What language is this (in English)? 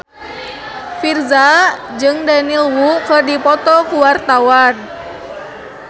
Sundanese